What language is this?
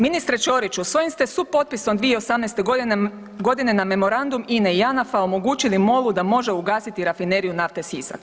Croatian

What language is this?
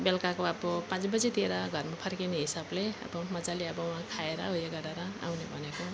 Nepali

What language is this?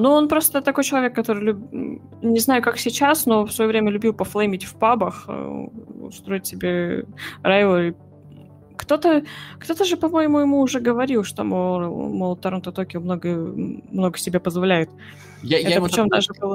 Russian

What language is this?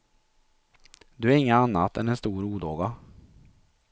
Swedish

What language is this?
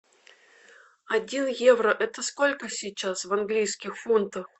Russian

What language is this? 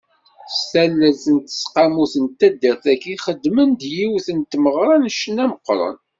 Kabyle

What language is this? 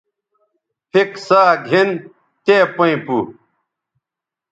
Bateri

